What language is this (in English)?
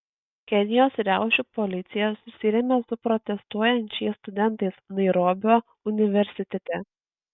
Lithuanian